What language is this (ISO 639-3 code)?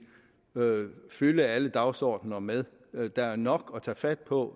dan